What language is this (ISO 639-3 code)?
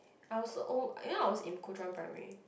eng